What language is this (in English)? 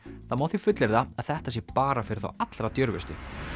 Icelandic